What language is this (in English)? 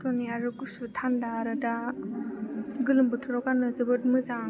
Bodo